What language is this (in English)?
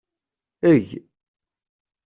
Kabyle